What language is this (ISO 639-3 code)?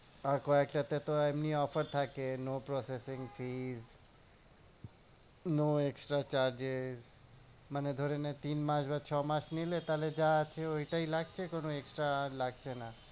ben